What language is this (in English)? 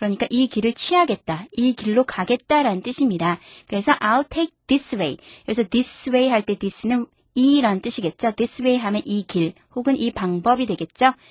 Korean